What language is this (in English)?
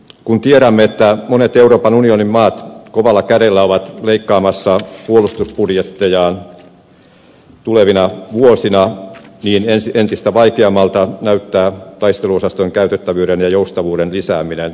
Finnish